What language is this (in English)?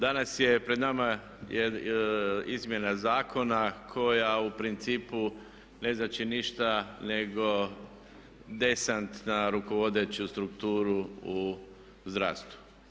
Croatian